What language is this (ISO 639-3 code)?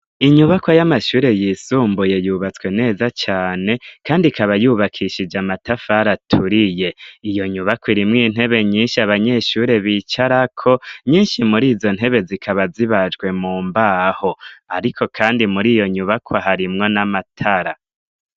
run